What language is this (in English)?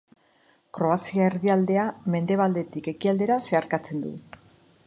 Basque